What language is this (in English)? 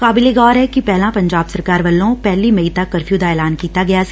Punjabi